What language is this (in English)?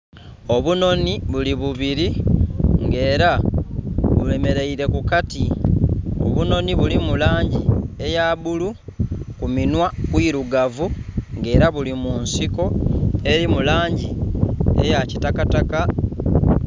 Soga